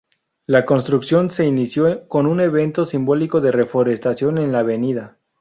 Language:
Spanish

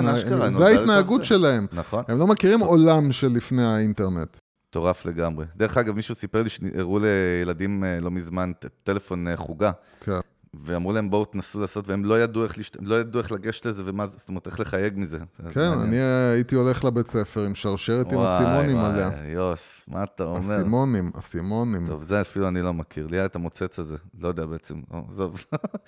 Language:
Hebrew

